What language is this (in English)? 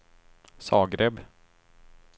Swedish